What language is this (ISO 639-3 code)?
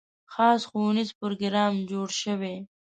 pus